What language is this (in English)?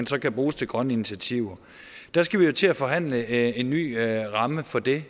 Danish